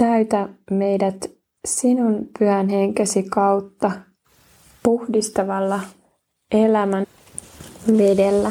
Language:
Finnish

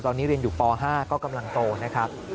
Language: Thai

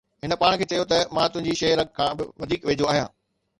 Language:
Sindhi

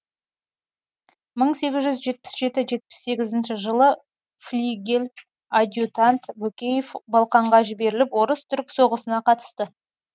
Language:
Kazakh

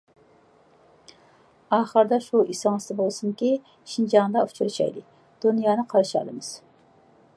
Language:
Uyghur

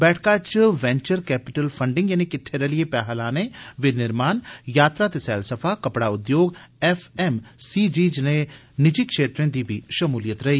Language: Dogri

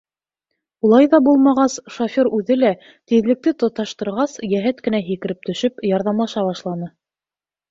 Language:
Bashkir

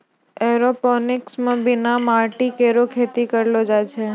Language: Maithili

